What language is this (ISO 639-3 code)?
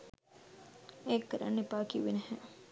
sin